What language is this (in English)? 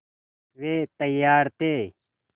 Hindi